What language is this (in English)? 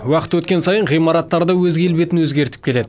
Kazakh